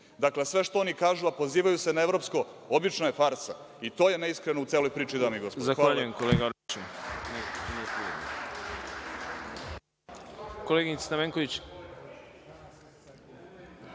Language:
Serbian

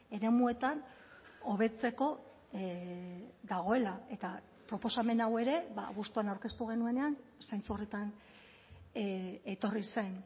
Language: Basque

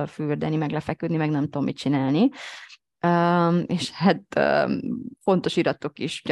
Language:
Hungarian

